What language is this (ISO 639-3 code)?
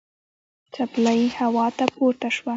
pus